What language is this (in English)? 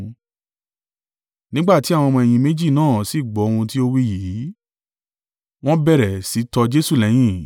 Yoruba